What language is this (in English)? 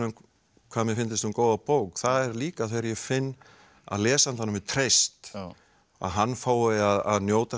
Icelandic